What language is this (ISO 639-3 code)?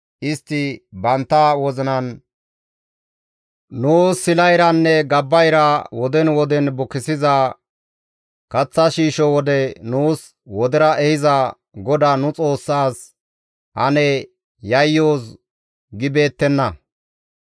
gmv